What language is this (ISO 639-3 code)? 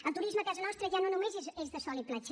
cat